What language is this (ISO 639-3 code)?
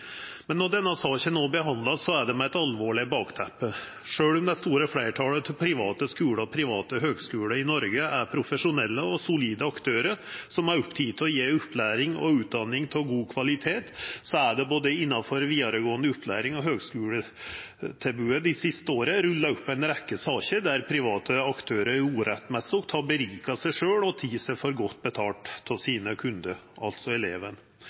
nno